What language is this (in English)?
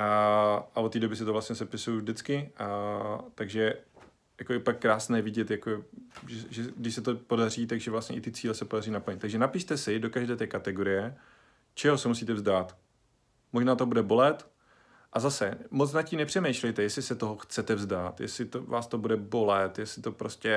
Czech